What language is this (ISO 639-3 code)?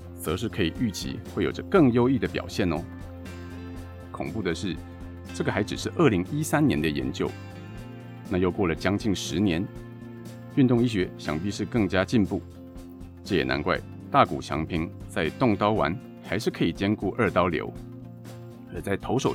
zho